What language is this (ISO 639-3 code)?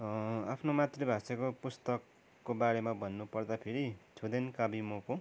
nep